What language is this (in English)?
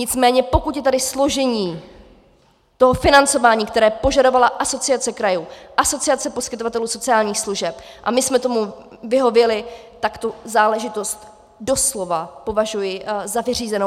Czech